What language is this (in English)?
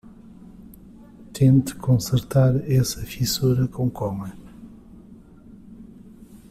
Portuguese